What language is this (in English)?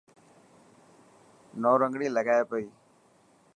Dhatki